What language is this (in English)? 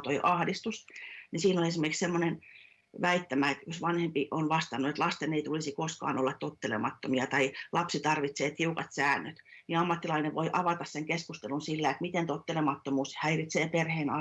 Finnish